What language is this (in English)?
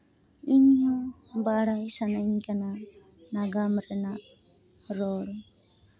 Santali